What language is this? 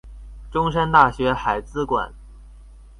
Chinese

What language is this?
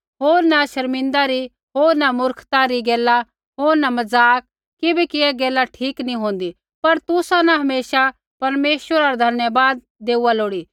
Kullu Pahari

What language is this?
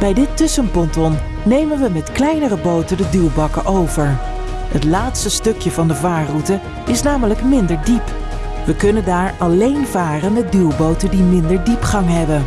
Dutch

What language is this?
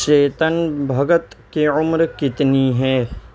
Urdu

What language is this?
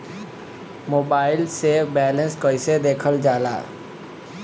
Bhojpuri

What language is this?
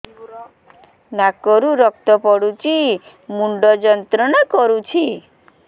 Odia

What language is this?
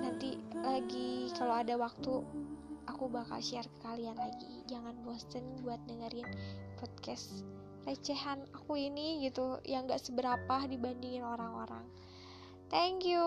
Indonesian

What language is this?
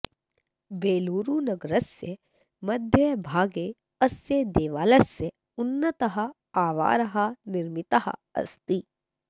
Sanskrit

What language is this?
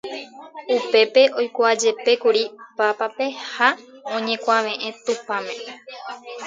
Guarani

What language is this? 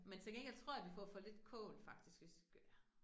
Danish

